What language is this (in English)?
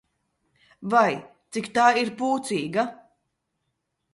Latvian